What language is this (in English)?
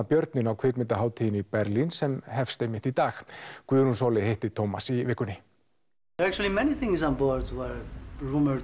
Icelandic